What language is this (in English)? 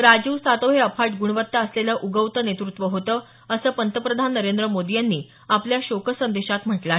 Marathi